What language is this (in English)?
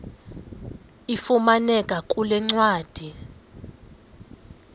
Xhosa